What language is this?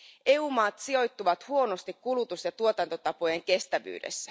Finnish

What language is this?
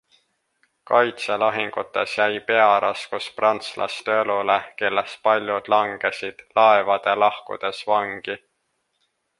Estonian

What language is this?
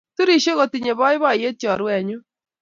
Kalenjin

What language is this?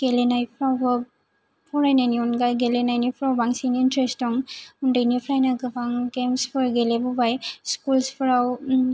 Bodo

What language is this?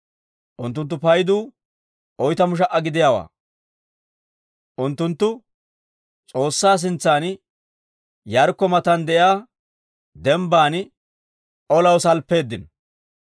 Dawro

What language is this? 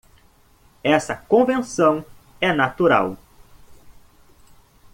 Portuguese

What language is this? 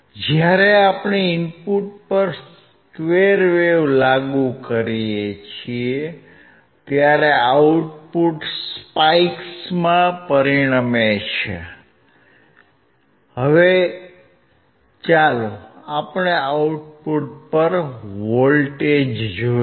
Gujarati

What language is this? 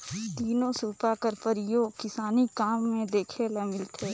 Chhattisgarhi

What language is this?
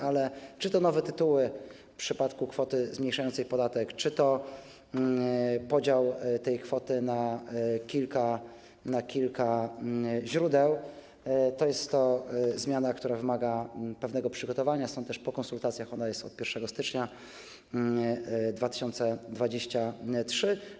Polish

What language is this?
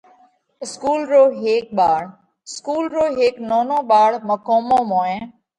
Parkari Koli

